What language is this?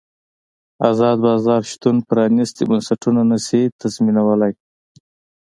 Pashto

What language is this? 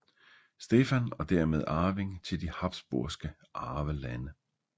Danish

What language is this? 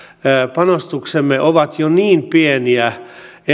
Finnish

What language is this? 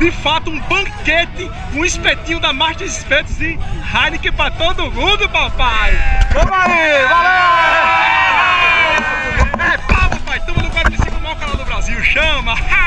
Portuguese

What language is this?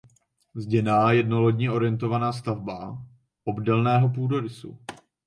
Czech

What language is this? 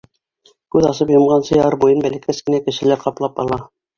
Bashkir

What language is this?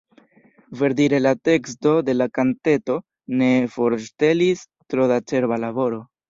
Esperanto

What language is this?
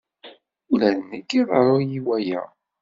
Kabyle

